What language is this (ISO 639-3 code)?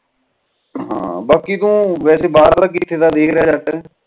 pan